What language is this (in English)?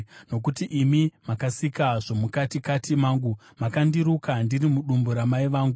Shona